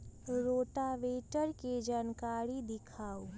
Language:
Magahi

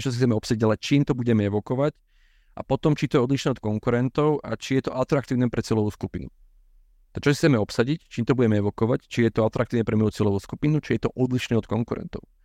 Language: Slovak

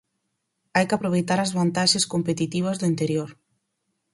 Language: Galician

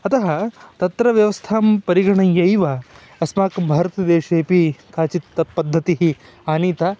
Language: Sanskrit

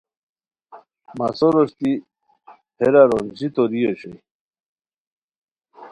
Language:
Khowar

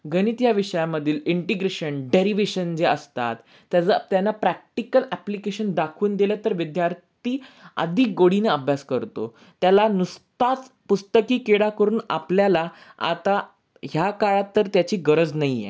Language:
Marathi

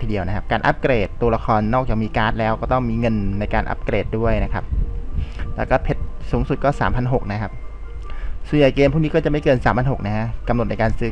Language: Thai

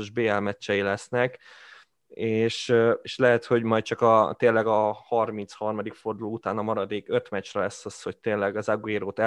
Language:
Hungarian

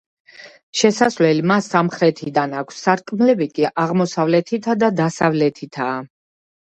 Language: Georgian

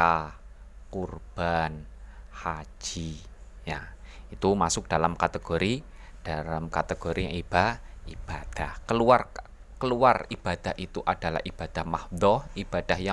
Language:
Indonesian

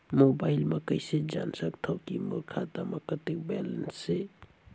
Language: Chhattisgarhi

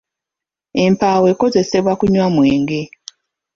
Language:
Ganda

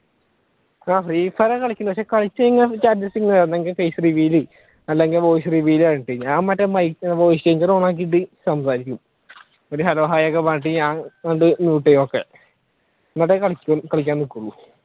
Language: Malayalam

